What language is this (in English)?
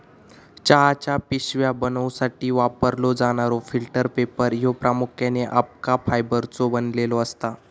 Marathi